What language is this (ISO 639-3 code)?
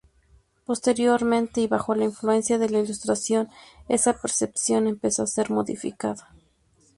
spa